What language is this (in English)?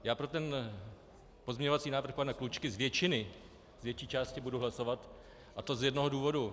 Czech